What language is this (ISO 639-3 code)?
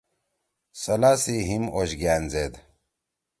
trw